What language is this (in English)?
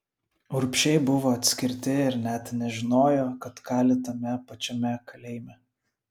Lithuanian